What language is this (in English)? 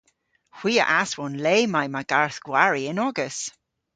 Cornish